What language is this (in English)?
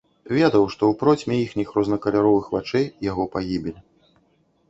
Belarusian